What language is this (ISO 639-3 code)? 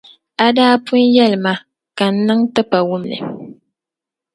dag